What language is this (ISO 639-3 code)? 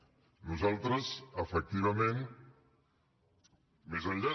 cat